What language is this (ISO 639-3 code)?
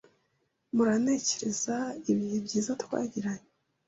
kin